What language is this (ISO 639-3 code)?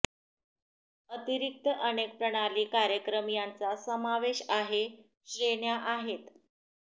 mar